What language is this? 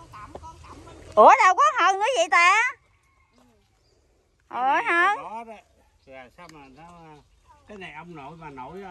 Vietnamese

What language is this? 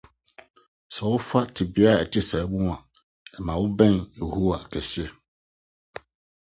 Akan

